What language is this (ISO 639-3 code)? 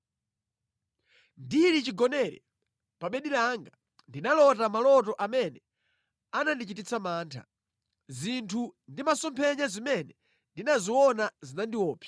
nya